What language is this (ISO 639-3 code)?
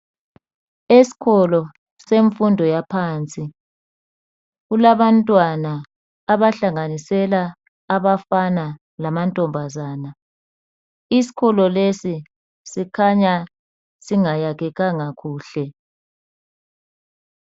nde